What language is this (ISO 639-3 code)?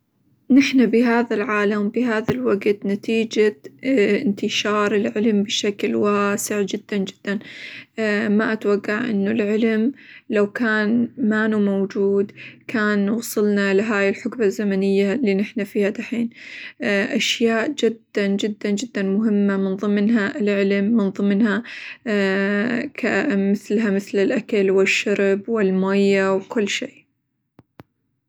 acw